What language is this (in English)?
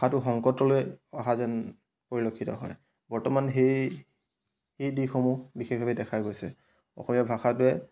Assamese